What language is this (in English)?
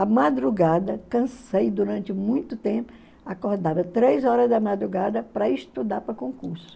Portuguese